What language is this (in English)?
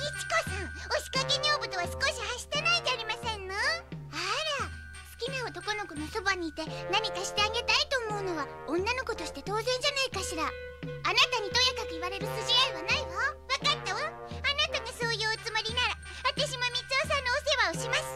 Japanese